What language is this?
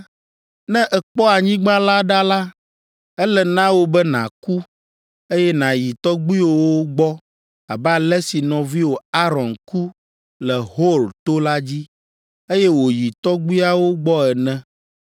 Ewe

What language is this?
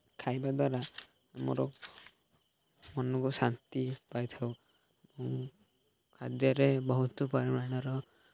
Odia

